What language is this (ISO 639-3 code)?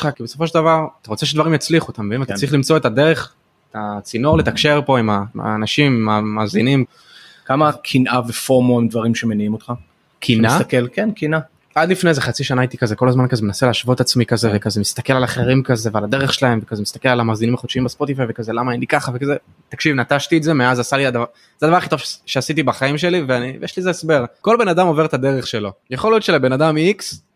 heb